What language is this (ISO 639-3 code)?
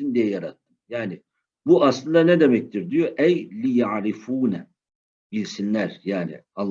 tur